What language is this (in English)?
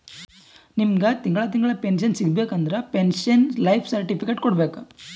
Kannada